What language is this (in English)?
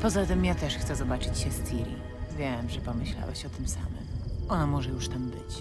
Polish